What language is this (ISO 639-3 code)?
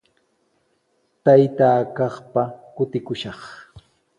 qws